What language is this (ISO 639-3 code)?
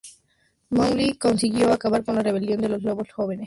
spa